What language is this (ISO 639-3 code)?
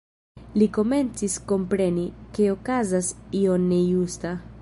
epo